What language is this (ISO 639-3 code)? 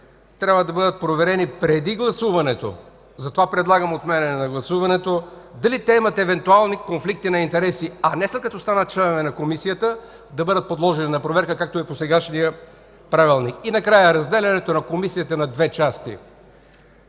bul